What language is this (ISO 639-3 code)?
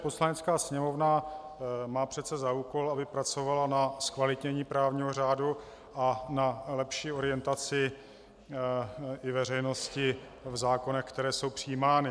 ces